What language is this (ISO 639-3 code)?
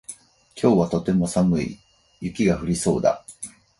jpn